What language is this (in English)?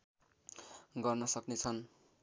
Nepali